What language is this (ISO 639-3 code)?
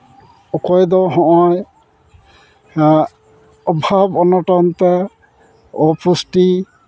sat